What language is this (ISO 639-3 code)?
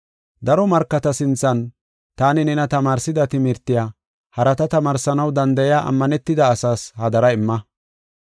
gof